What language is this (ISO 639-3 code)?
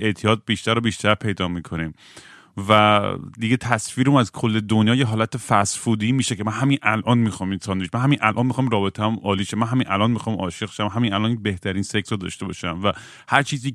fas